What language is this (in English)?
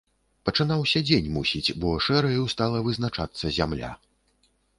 Belarusian